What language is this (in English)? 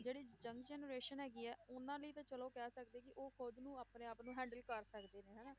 Punjabi